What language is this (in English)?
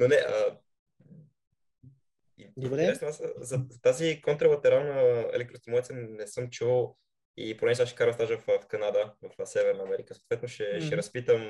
Bulgarian